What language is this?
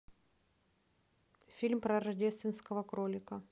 Russian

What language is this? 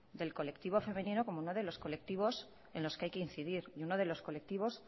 Spanish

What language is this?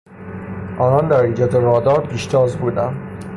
Persian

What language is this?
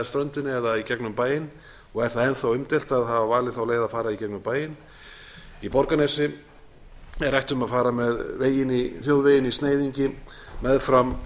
Icelandic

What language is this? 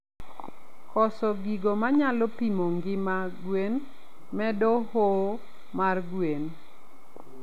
Luo (Kenya and Tanzania)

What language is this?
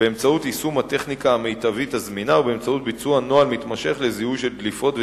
Hebrew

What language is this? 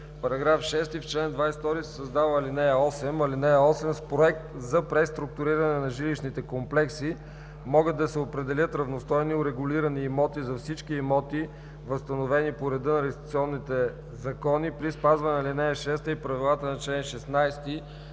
Bulgarian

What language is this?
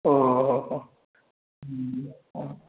Odia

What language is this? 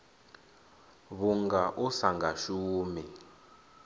Venda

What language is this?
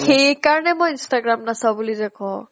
Assamese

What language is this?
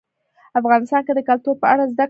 Pashto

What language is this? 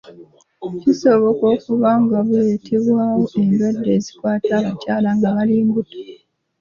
Ganda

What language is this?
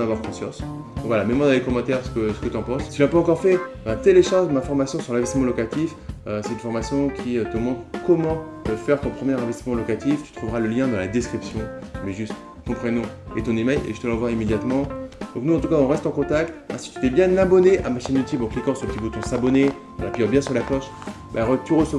French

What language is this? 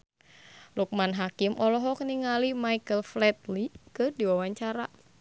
Sundanese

